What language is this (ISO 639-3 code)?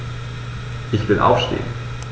deu